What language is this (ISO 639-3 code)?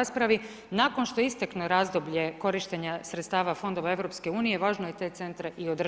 hrv